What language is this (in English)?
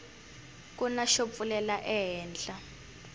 Tsonga